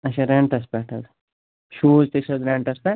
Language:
Kashmiri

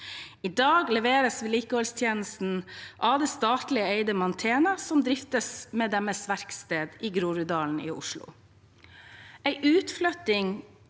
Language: Norwegian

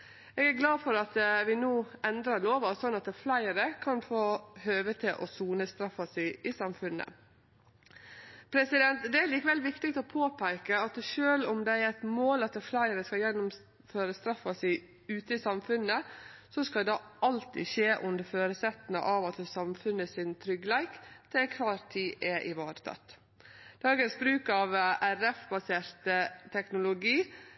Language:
Norwegian Nynorsk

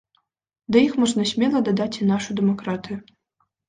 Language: Belarusian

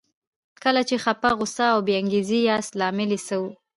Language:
Pashto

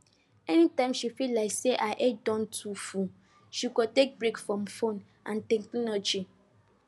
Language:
Nigerian Pidgin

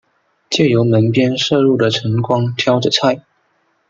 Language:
Chinese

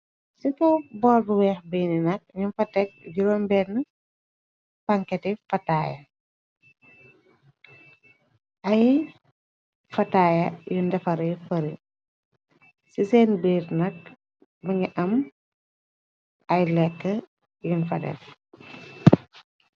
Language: Wolof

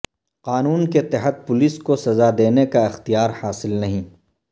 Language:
Urdu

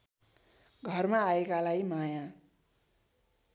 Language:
Nepali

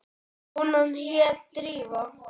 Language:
Icelandic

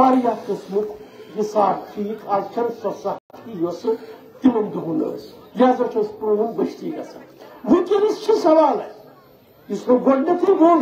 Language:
Turkish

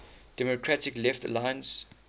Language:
English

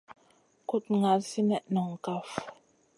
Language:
Masana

